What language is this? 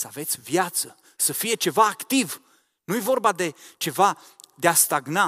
Romanian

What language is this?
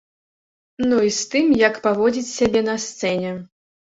Belarusian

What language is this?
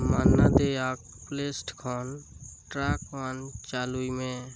Santali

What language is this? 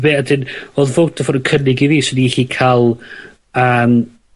Welsh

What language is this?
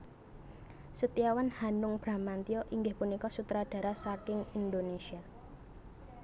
Javanese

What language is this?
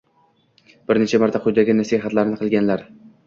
Uzbek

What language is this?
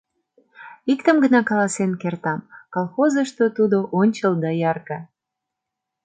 Mari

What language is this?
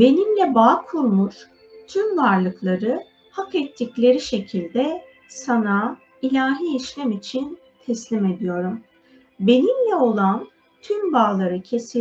Turkish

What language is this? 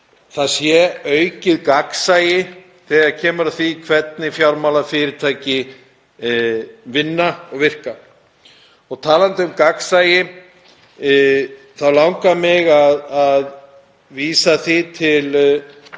Icelandic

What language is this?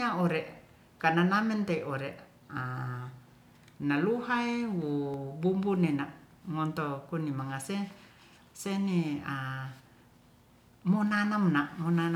Ratahan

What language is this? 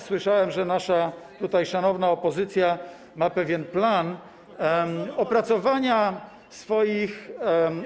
Polish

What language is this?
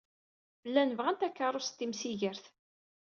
Kabyle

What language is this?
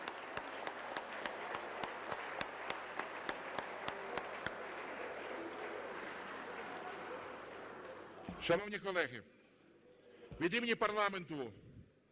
Ukrainian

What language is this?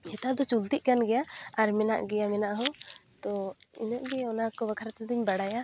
Santali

